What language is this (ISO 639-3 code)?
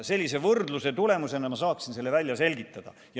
est